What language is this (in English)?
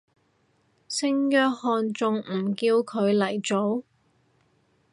Cantonese